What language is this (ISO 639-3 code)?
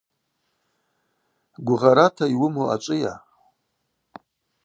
abq